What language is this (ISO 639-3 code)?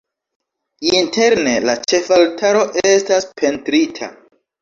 epo